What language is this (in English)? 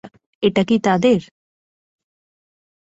Bangla